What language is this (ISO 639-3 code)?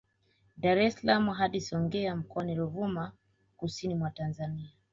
swa